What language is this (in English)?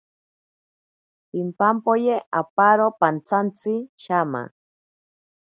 Ashéninka Perené